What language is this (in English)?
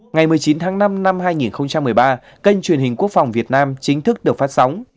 Vietnamese